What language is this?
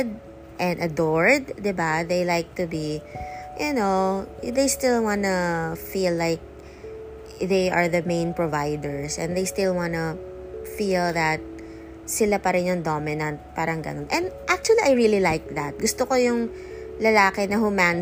Filipino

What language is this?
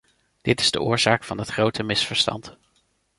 Dutch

